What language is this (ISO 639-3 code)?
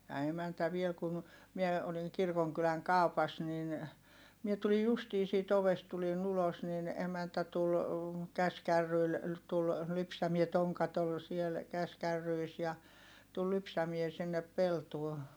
fin